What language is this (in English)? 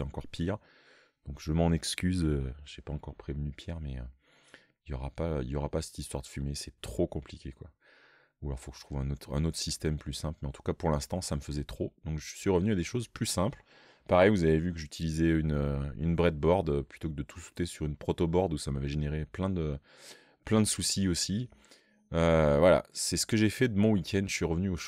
French